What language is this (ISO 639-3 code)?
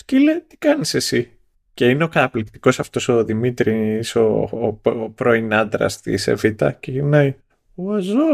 ell